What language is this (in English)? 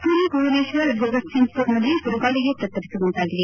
Kannada